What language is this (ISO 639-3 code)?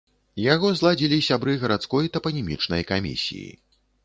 bel